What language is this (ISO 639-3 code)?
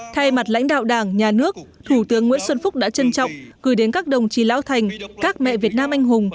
vie